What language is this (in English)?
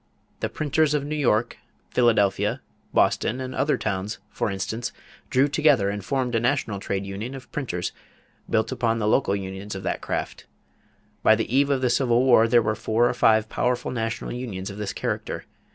English